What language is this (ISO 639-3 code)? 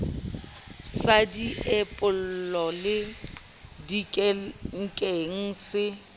sot